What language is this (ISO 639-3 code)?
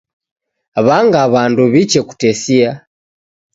dav